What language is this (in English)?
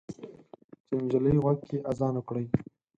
Pashto